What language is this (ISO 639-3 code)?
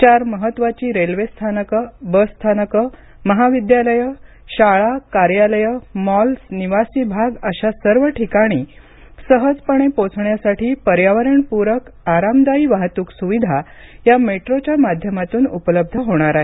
mar